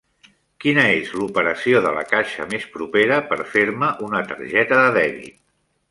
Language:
Catalan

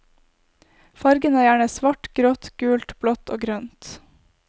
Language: Norwegian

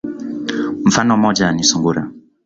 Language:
Swahili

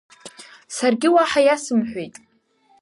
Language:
Abkhazian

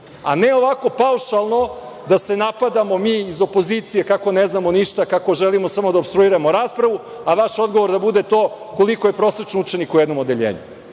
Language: Serbian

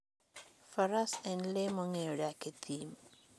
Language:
Luo (Kenya and Tanzania)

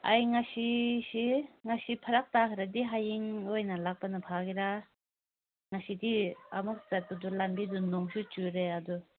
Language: Manipuri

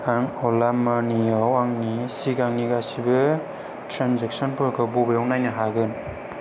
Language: Bodo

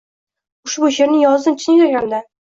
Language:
Uzbek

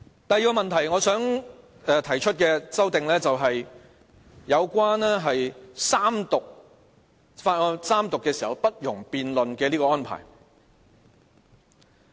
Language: Cantonese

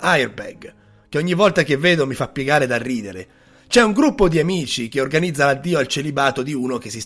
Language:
Italian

